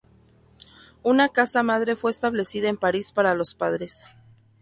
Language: Spanish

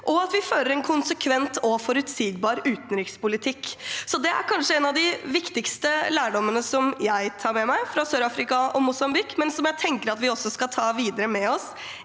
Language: Norwegian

